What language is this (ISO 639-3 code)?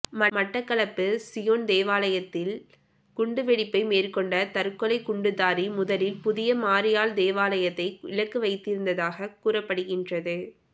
tam